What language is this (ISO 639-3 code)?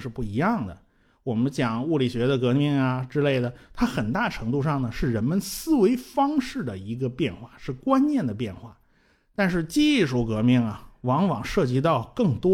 zho